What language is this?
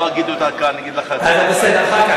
Hebrew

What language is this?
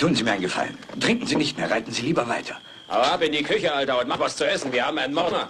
German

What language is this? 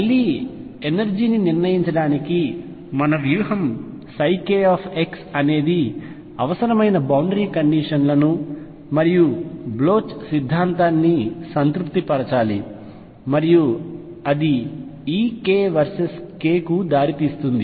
Telugu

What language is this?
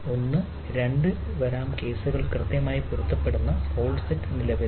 Malayalam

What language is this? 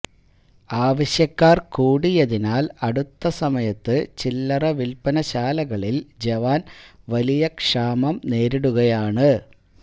Malayalam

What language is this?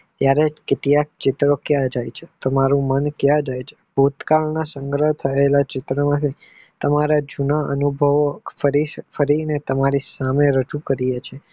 Gujarati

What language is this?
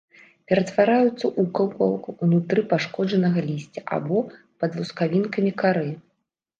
Belarusian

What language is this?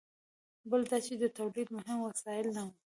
Pashto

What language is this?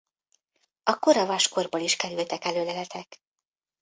Hungarian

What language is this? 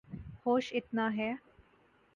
Urdu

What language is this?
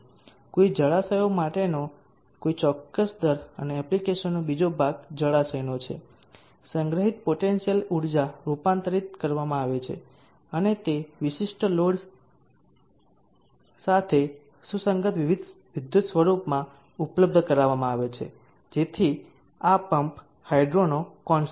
Gujarati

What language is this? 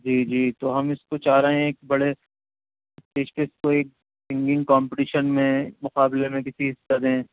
Urdu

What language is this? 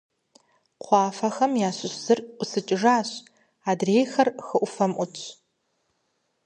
Kabardian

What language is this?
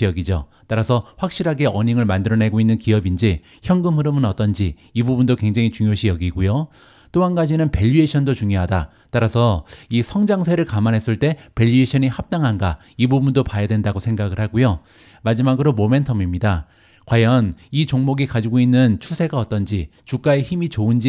Korean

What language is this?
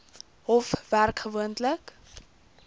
Afrikaans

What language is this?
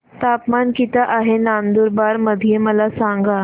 Marathi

